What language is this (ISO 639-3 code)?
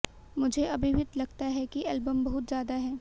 hin